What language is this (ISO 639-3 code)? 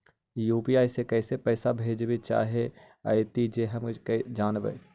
mag